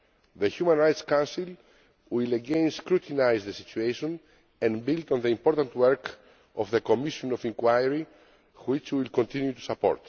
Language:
English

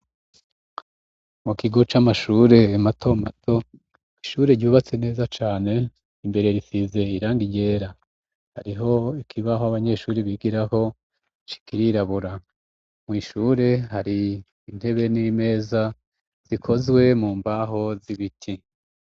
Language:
Rundi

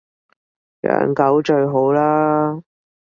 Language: Cantonese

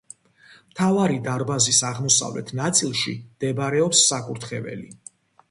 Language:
Georgian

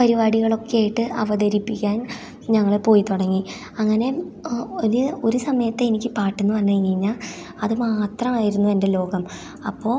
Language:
Malayalam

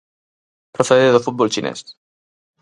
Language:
Galician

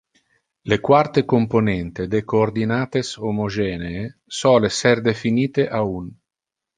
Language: Interlingua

